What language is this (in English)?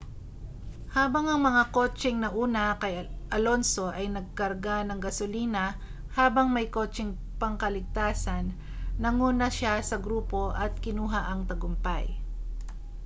Filipino